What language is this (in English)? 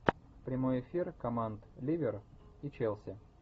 Russian